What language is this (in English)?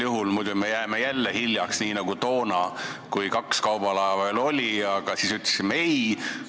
Estonian